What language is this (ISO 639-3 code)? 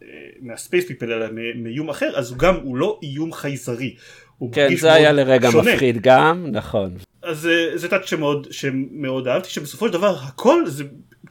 heb